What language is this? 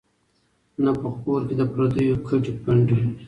Pashto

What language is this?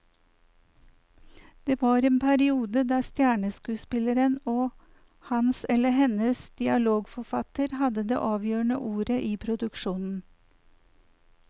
Norwegian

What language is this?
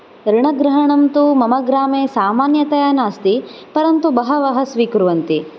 Sanskrit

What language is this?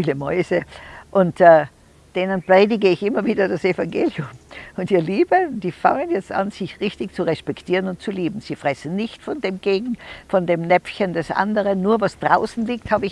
German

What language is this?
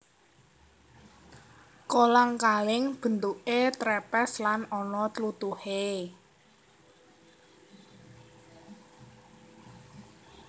Javanese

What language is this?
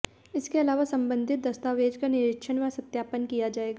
Hindi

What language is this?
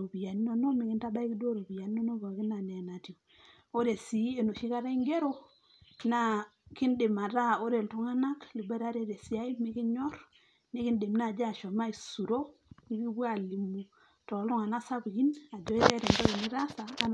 Masai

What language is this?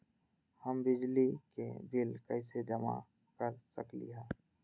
Magahi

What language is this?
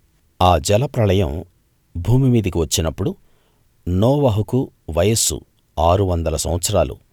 Telugu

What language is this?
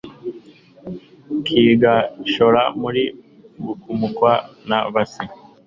Kinyarwanda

